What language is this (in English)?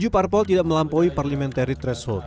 Indonesian